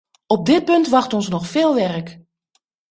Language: Dutch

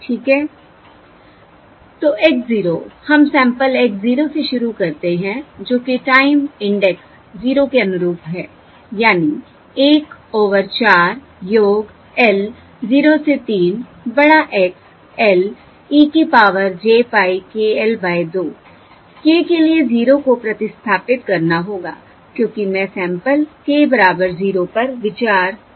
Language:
Hindi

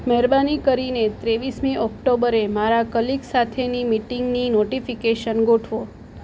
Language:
Gujarati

